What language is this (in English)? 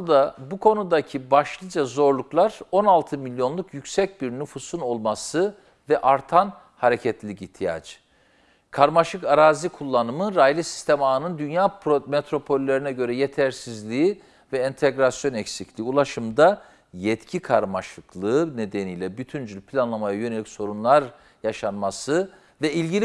Turkish